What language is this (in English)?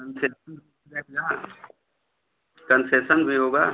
Hindi